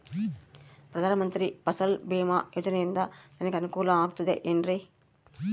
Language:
Kannada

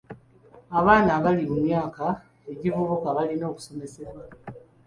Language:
Ganda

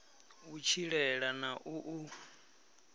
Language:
Venda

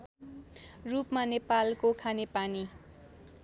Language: Nepali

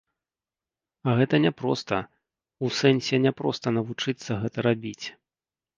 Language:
Belarusian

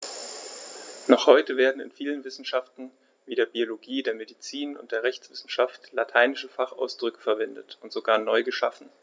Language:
German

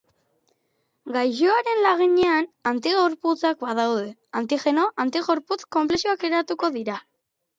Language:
Basque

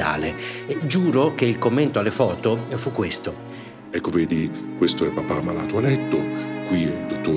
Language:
Italian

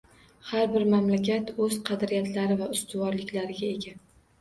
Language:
Uzbek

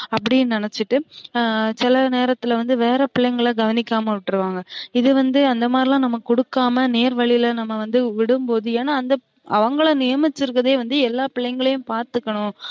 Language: Tamil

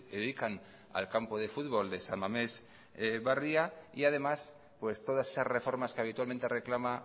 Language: Spanish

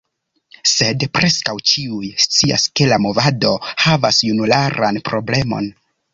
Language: Esperanto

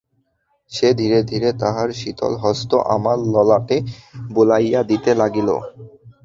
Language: Bangla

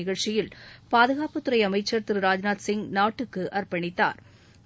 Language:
Tamil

